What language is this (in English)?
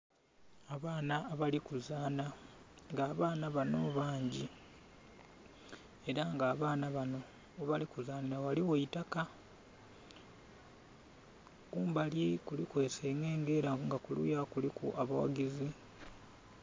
Soga